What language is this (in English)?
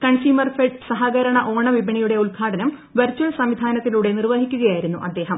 Malayalam